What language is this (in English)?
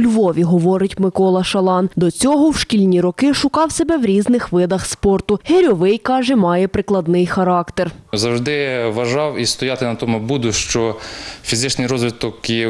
Ukrainian